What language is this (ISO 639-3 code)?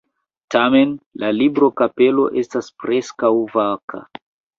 epo